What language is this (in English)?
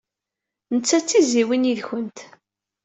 Kabyle